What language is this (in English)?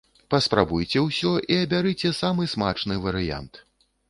Belarusian